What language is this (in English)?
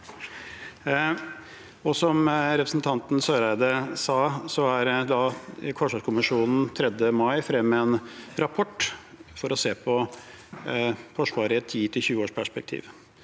Norwegian